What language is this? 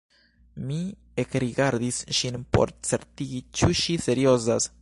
Esperanto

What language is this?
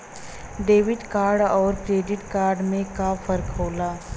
Bhojpuri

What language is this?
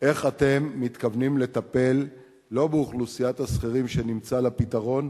Hebrew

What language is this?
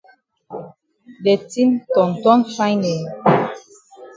Cameroon Pidgin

